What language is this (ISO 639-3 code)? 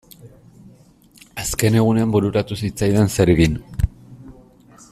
eus